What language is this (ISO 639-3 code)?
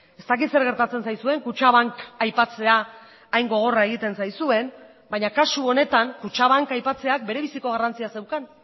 eus